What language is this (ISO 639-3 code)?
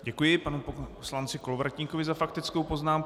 ces